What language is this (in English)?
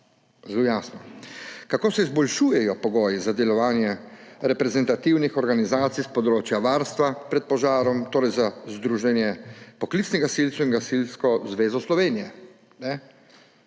Slovenian